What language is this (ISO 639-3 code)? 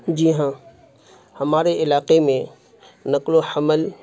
urd